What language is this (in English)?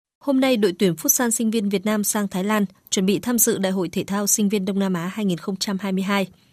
Vietnamese